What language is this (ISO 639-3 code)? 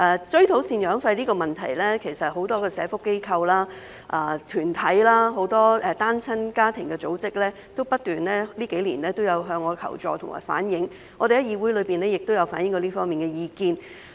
yue